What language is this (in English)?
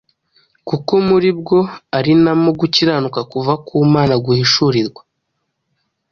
Kinyarwanda